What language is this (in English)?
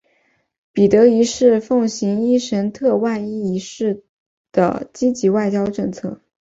Chinese